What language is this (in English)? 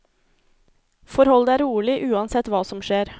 Norwegian